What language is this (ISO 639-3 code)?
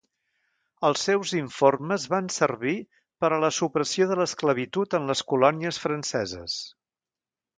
cat